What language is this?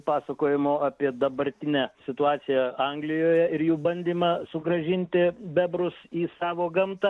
Lithuanian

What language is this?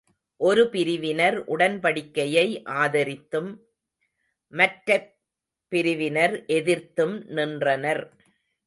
Tamil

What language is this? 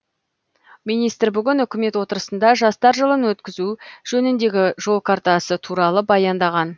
Kazakh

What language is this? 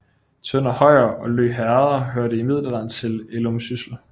Danish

